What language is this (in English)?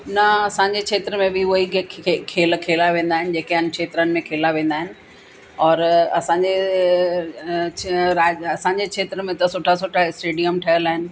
Sindhi